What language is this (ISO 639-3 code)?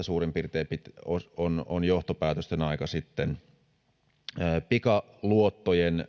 fin